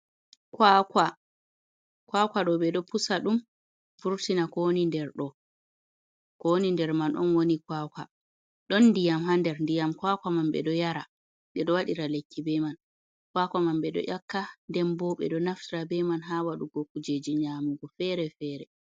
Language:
Fula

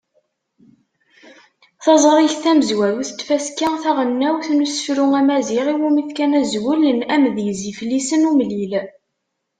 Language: Kabyle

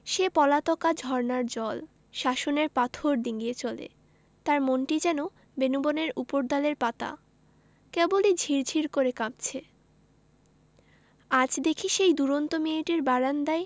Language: Bangla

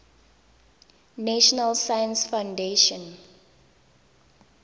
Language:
Tswana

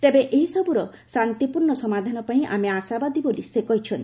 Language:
Odia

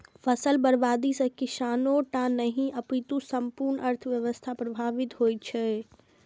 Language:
Maithili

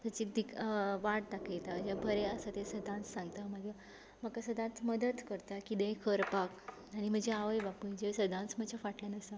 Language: Konkani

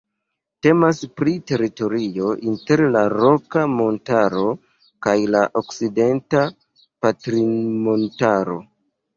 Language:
Esperanto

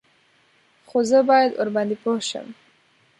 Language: Pashto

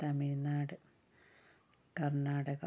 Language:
Malayalam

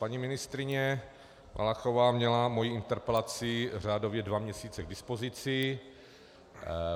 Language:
Czech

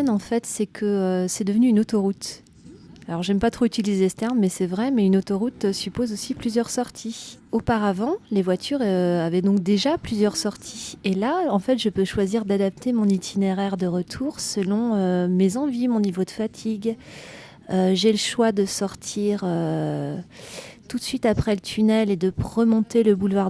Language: French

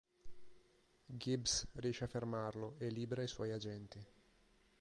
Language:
Italian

